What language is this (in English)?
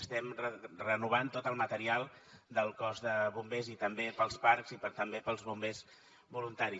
Catalan